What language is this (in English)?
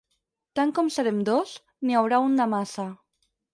Catalan